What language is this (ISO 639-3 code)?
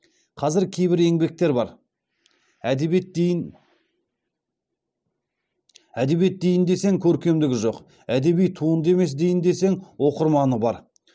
kaz